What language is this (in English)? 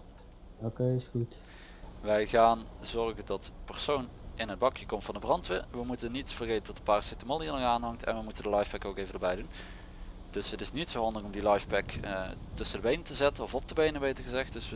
Dutch